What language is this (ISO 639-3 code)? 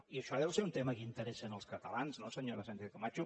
cat